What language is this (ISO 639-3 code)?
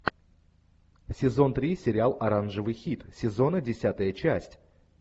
rus